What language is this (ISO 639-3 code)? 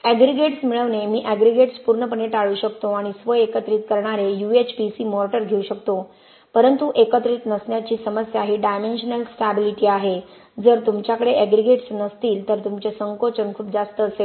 mar